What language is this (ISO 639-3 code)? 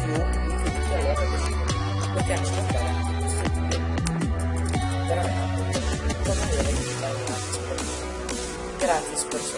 ita